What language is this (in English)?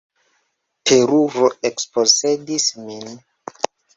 Esperanto